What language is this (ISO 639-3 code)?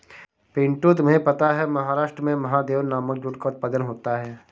hin